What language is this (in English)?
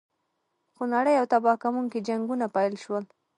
Pashto